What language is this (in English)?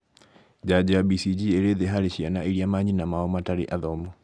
Kikuyu